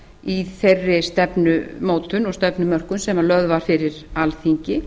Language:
Icelandic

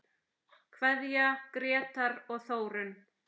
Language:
Icelandic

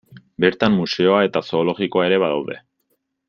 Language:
Basque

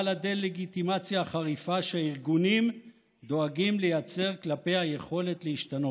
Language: Hebrew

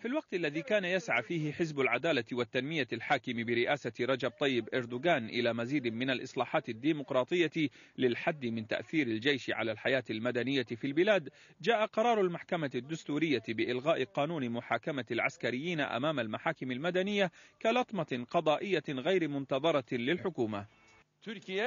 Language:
Arabic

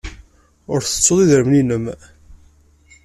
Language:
Kabyle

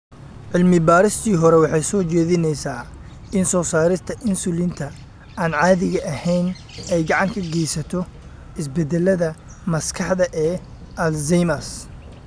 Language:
Somali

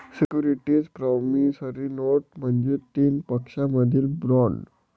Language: Marathi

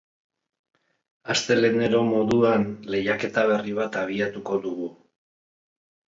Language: Basque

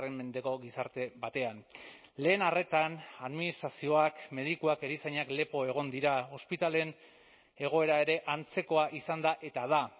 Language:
Basque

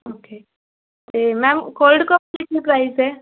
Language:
Punjabi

